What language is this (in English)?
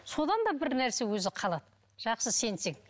Kazakh